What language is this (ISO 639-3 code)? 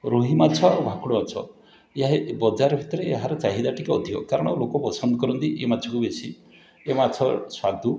ori